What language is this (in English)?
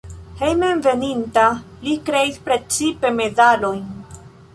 Esperanto